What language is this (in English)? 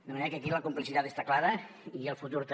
Catalan